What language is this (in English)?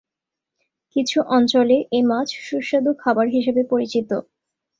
Bangla